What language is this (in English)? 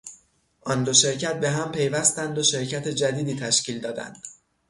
Persian